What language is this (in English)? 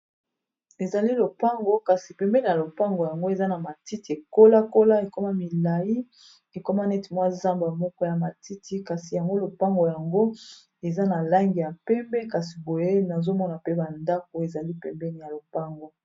Lingala